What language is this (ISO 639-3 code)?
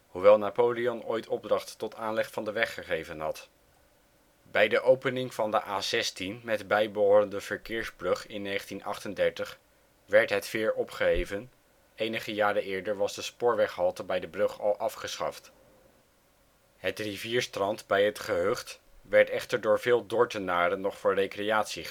nld